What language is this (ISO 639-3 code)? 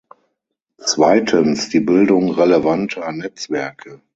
deu